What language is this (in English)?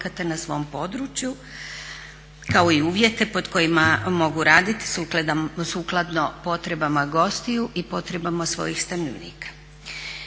Croatian